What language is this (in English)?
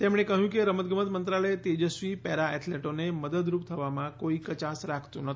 Gujarati